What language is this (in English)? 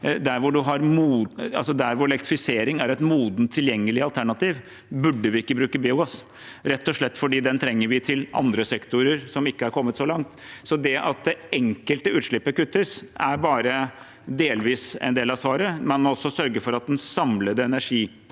Norwegian